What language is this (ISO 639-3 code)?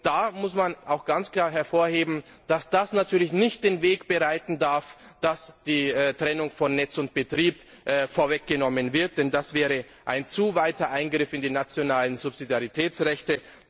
deu